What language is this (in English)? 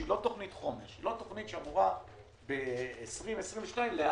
Hebrew